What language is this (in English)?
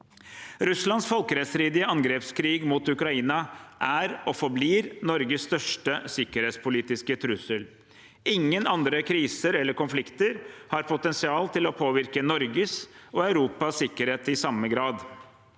Norwegian